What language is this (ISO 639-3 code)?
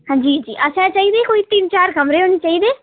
doi